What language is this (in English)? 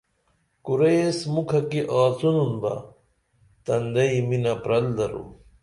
Dameli